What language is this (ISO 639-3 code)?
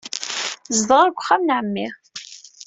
kab